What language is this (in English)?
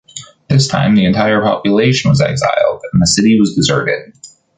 English